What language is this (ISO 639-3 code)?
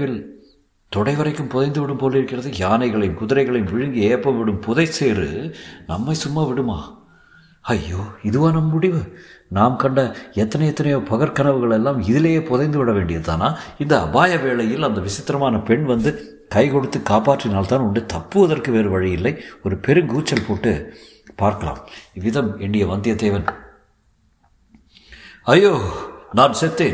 tam